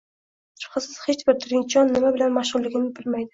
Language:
Uzbek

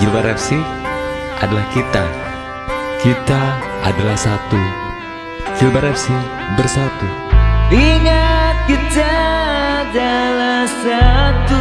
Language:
Indonesian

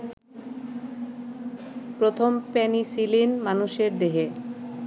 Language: Bangla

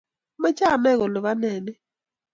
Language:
Kalenjin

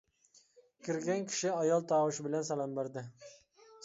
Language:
Uyghur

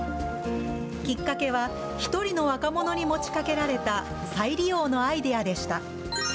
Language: Japanese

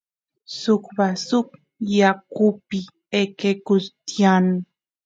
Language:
Santiago del Estero Quichua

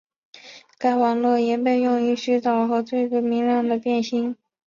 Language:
Chinese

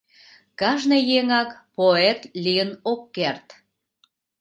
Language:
Mari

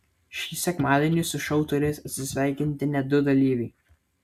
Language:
Lithuanian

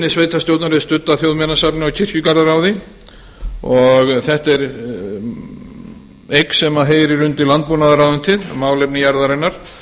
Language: Icelandic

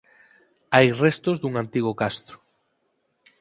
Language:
Galician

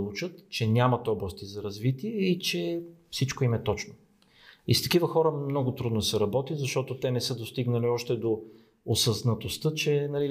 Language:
Bulgarian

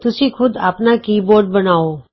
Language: Punjabi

